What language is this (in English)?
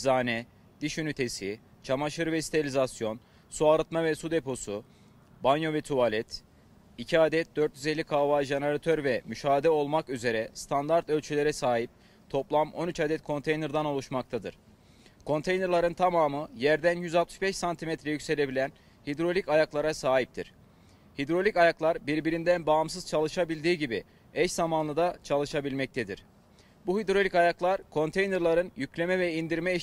Turkish